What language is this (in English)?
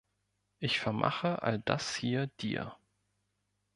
German